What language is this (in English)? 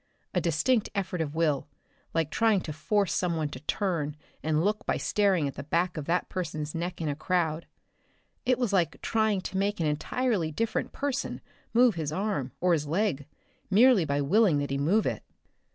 English